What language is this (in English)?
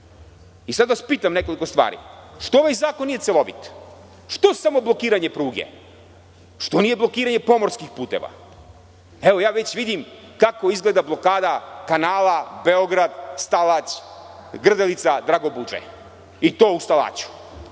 Serbian